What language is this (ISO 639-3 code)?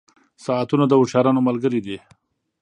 pus